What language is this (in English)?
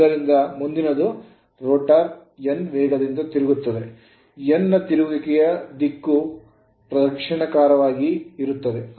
Kannada